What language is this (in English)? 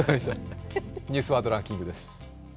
Japanese